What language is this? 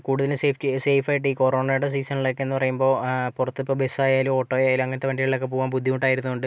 Malayalam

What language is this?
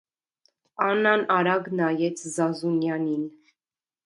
Armenian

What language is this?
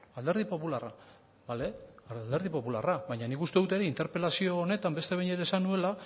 Basque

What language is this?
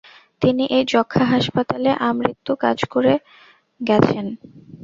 Bangla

